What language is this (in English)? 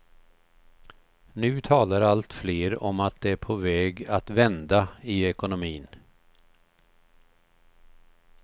Swedish